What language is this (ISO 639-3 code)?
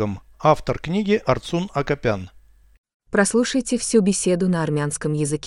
rus